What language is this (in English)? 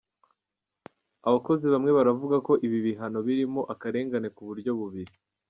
Kinyarwanda